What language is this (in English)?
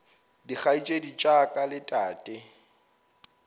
Northern Sotho